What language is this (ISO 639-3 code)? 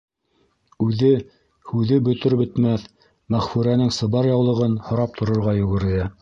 bak